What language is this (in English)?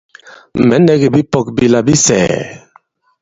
Bankon